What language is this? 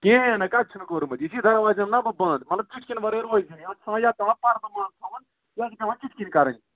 Kashmiri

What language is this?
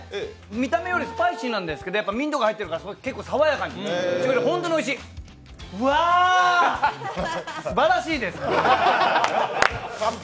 Japanese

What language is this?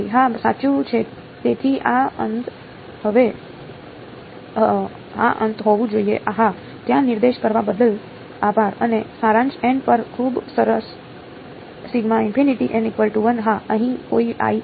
Gujarati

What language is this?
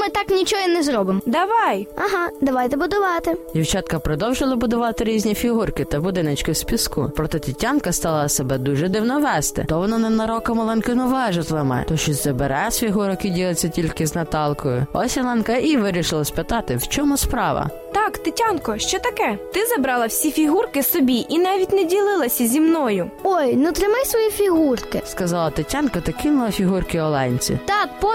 Ukrainian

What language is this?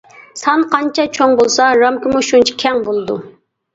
Uyghur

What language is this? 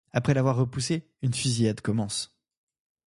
French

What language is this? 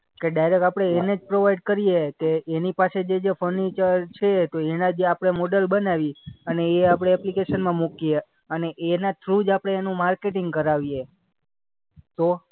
Gujarati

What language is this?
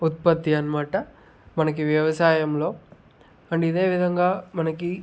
Telugu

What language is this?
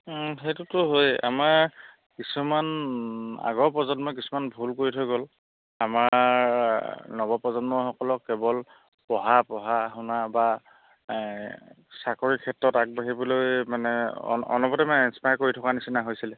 Assamese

